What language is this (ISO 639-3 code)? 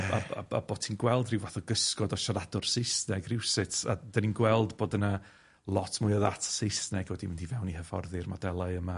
cym